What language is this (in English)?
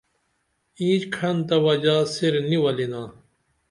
Dameli